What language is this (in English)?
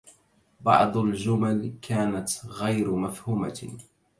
Arabic